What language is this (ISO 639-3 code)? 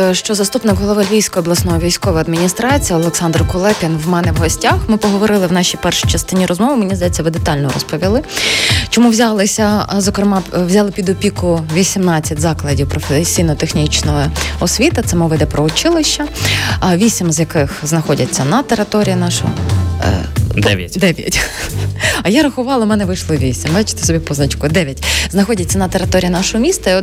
ukr